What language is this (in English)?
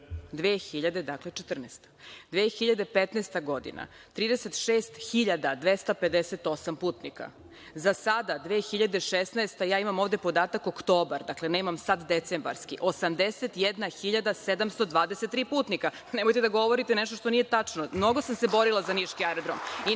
Serbian